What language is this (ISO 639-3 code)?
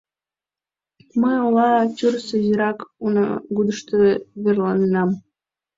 chm